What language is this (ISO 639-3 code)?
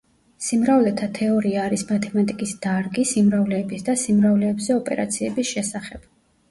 kat